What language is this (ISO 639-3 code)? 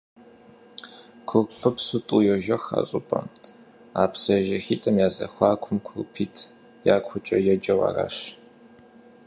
kbd